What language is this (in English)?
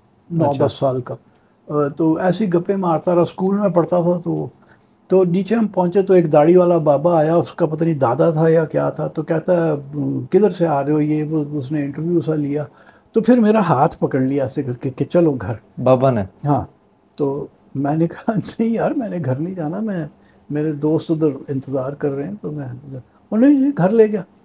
Urdu